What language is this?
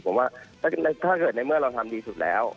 Thai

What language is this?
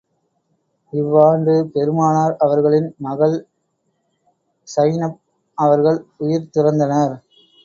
Tamil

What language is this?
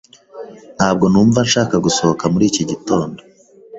Kinyarwanda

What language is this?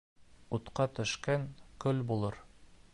Bashkir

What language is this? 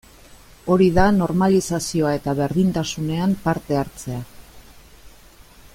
Basque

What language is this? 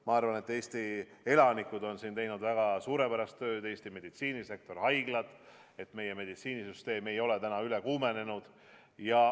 Estonian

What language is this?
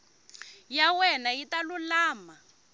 Tsonga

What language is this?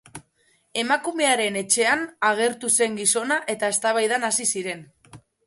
Basque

